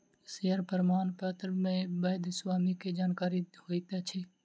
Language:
Maithili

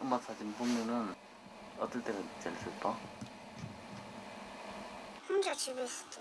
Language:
Korean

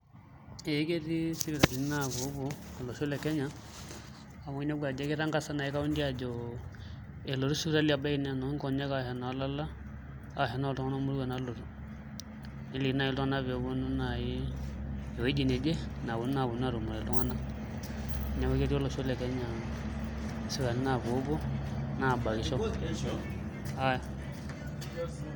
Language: Masai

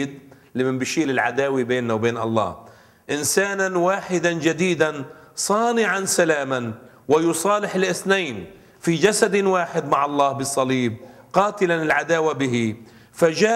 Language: Arabic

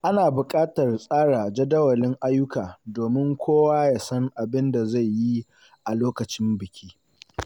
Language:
Hausa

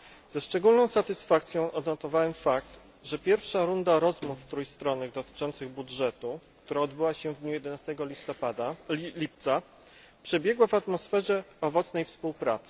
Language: Polish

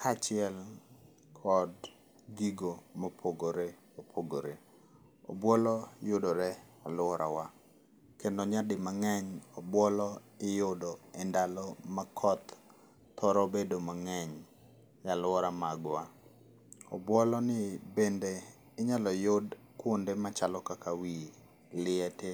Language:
Luo (Kenya and Tanzania)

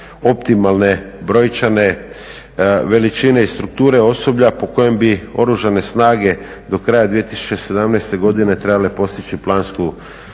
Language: Croatian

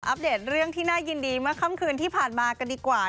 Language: Thai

